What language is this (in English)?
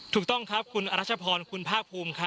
Thai